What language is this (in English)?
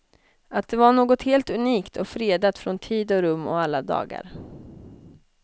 Swedish